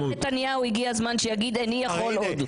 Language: Hebrew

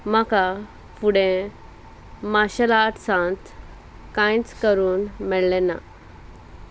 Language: Konkani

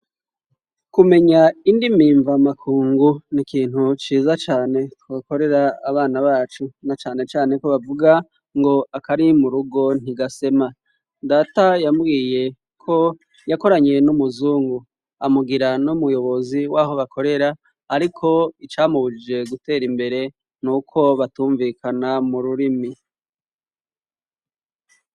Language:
Rundi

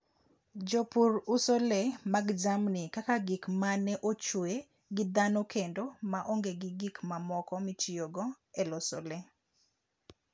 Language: Luo (Kenya and Tanzania)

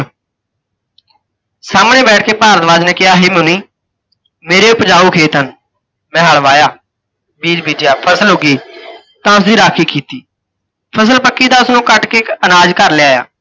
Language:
Punjabi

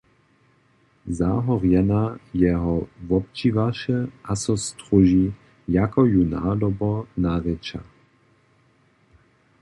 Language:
Upper Sorbian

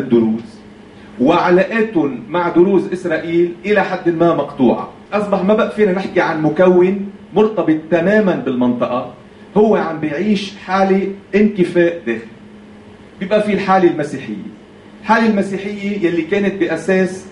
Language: Arabic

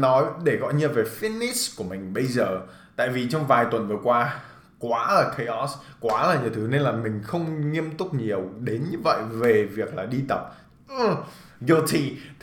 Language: Vietnamese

